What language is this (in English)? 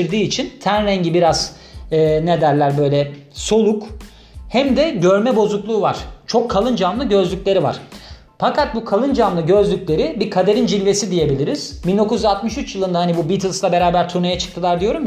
Turkish